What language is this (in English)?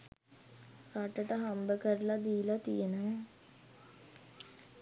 Sinhala